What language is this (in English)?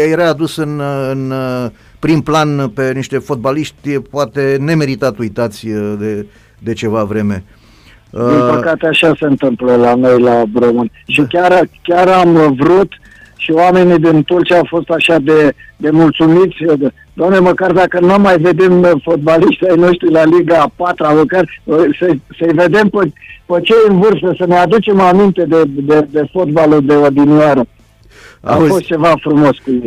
Romanian